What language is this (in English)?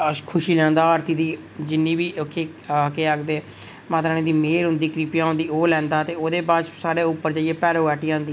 Dogri